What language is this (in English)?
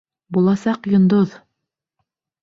Bashkir